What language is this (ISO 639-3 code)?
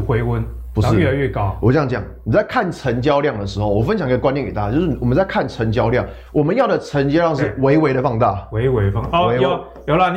zho